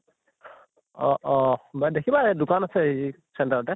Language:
Assamese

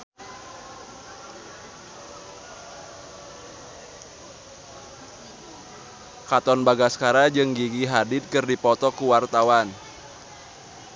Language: Sundanese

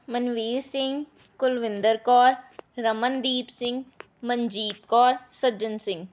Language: Punjabi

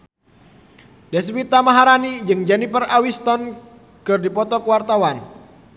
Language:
Sundanese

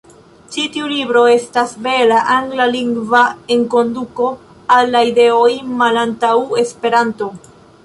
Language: Esperanto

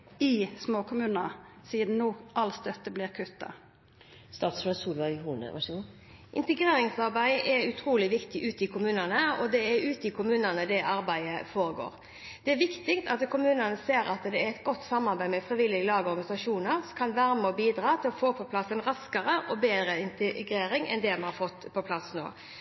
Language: Norwegian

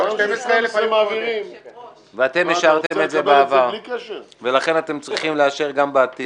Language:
Hebrew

